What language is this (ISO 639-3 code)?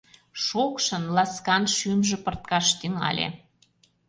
chm